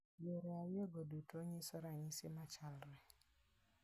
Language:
Luo (Kenya and Tanzania)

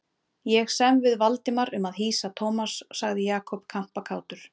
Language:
Icelandic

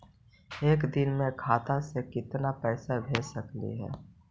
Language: Magahi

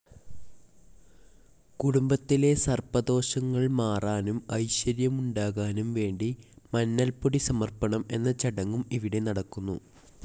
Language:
Malayalam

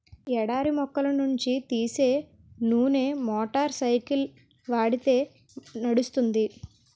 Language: Telugu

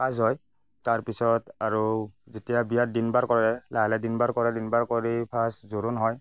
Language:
Assamese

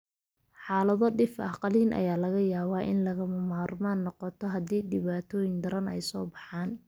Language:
Somali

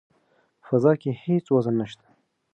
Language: Pashto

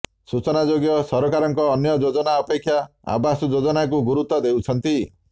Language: Odia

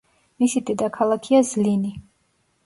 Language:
Georgian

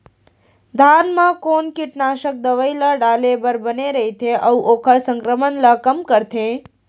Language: Chhattisgarhi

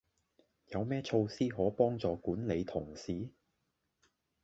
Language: Cantonese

